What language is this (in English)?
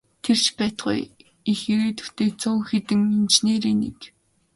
Mongolian